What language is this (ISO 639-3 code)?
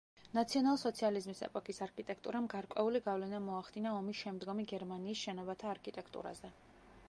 kat